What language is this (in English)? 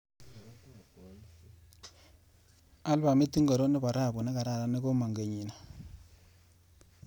Kalenjin